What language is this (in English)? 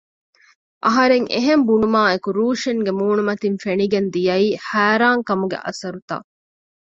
Divehi